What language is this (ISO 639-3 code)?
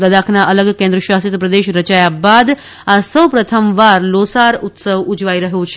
guj